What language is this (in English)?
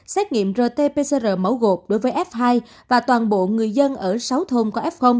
Vietnamese